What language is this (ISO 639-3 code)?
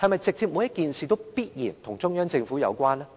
yue